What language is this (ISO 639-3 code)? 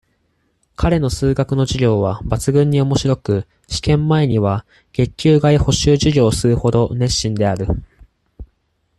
jpn